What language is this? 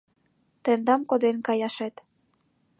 Mari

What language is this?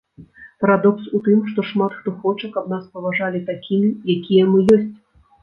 Belarusian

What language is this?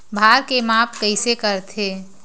Chhattisgarhi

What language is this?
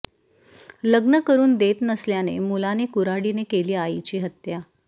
Marathi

